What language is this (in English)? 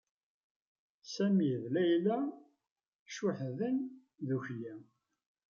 Kabyle